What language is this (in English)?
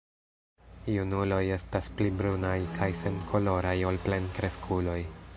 Esperanto